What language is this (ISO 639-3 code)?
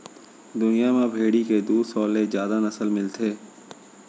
hne